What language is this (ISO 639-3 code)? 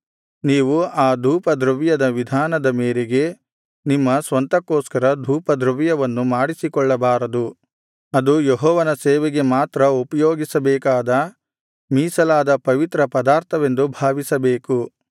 kan